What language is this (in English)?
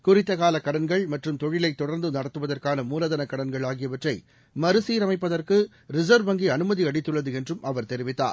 Tamil